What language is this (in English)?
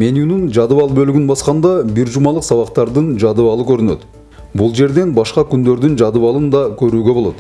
Turkish